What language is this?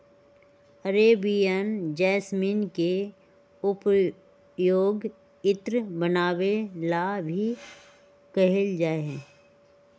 Magahi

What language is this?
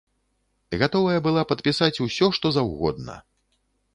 Belarusian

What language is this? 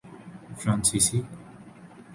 Urdu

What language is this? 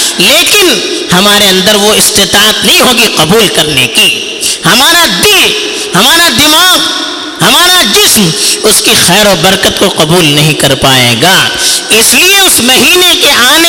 Urdu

